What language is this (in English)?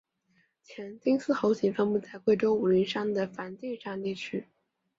Chinese